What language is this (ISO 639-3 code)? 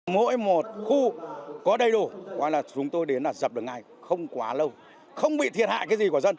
vie